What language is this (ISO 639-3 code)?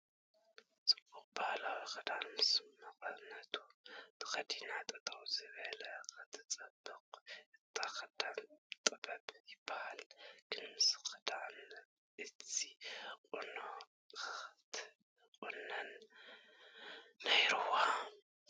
tir